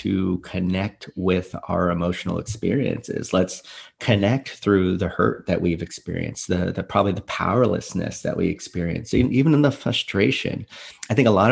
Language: English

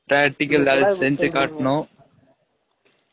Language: Tamil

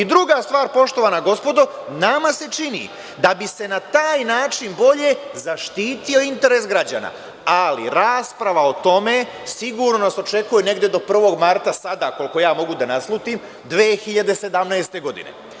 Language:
Serbian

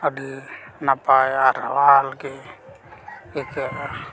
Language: Santali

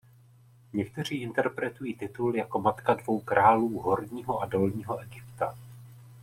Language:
Czech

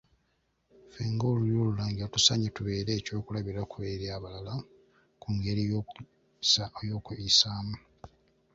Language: Ganda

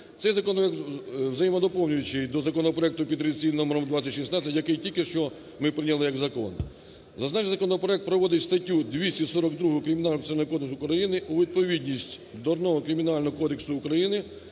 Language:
Ukrainian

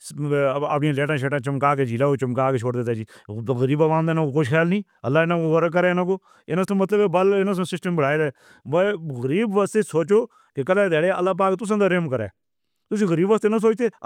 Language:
Northern Hindko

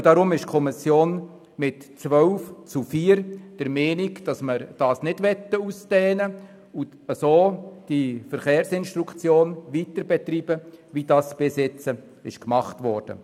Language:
Swiss German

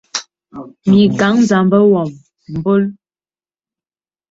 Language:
Bebele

